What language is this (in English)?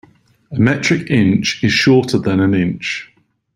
English